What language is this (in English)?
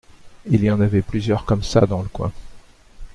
French